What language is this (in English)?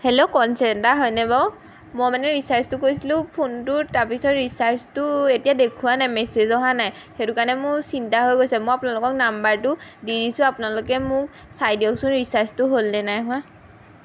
Assamese